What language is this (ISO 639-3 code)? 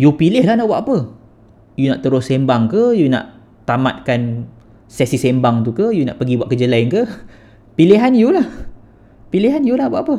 msa